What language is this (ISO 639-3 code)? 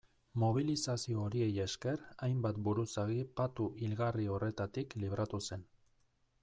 eus